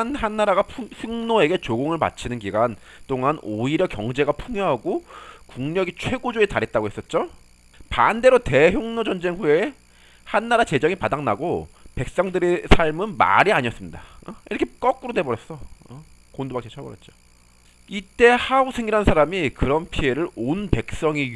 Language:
Korean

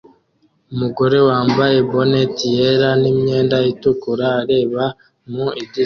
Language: Kinyarwanda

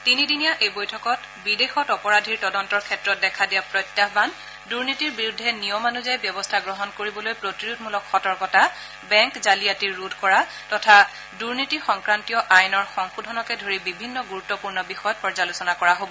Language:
Assamese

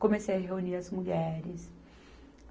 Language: Portuguese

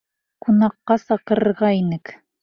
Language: Bashkir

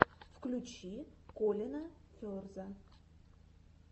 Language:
Russian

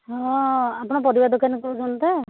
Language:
Odia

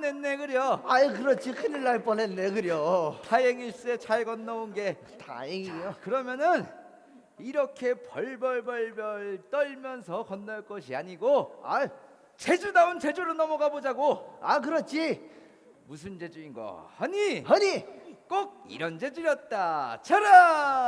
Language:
Korean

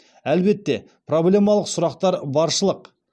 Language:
Kazakh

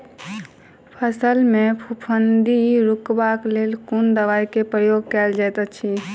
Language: Maithili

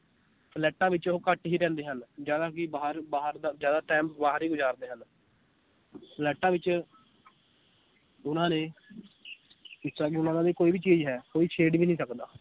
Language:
Punjabi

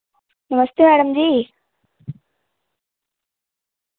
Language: Dogri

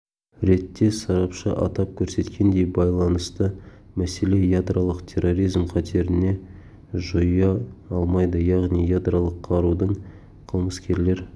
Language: Kazakh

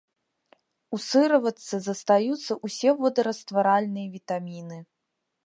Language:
Belarusian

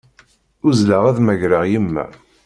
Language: Kabyle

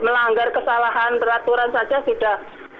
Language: Indonesian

